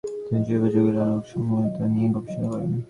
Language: Bangla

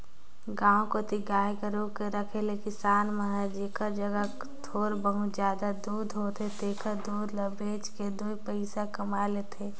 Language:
Chhattisgarhi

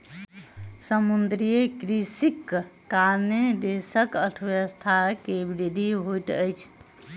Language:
Maithili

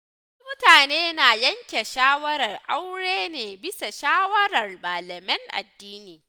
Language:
Hausa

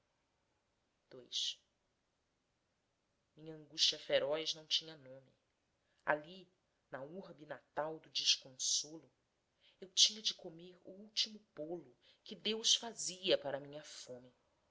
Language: Portuguese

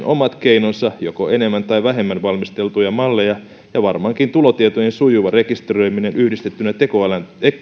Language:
Finnish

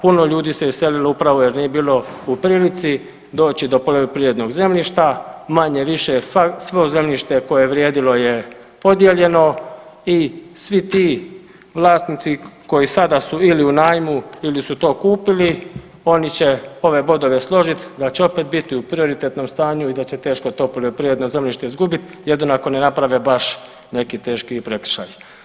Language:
Croatian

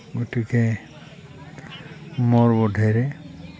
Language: Assamese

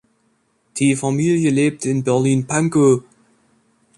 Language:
German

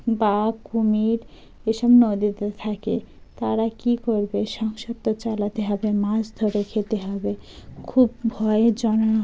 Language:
Bangla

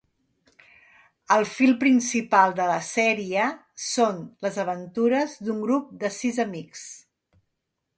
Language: Catalan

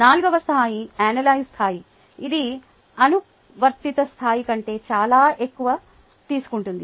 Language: Telugu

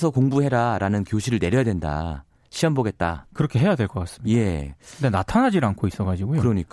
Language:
Korean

